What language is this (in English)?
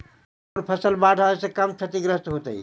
Magahi